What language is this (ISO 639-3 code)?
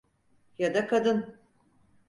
tur